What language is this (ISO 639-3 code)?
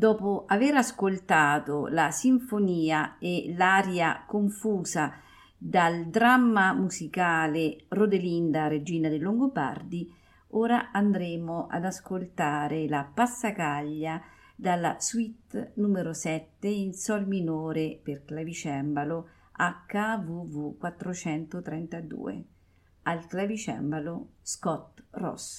ita